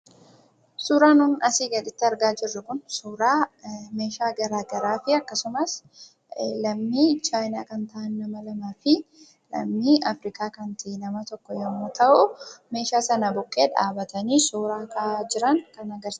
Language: Oromo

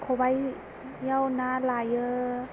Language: Bodo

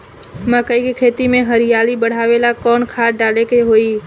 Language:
Bhojpuri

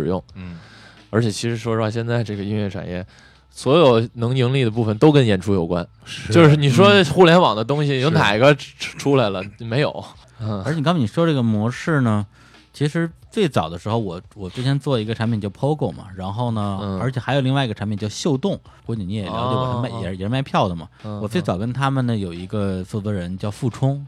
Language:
Chinese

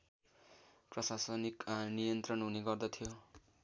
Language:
Nepali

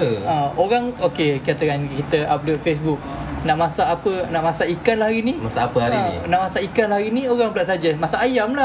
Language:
Malay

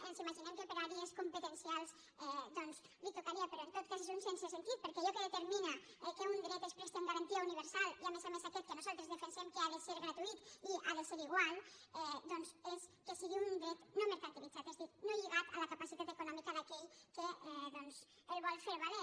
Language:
Catalan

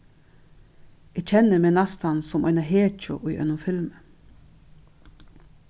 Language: Faroese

